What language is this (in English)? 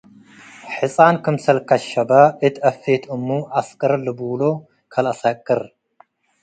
Tigre